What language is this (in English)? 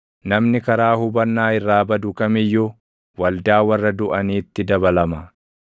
Oromo